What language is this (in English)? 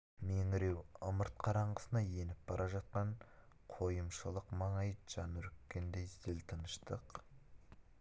Kazakh